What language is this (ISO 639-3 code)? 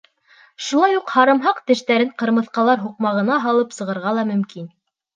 bak